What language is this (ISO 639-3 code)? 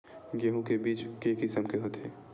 hne